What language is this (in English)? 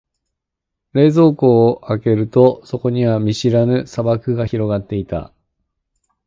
Japanese